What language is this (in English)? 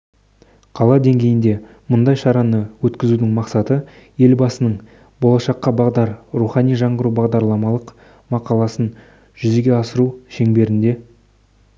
Kazakh